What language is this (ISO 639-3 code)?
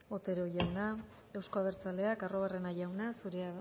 eus